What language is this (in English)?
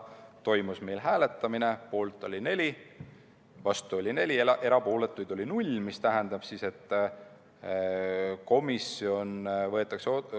Estonian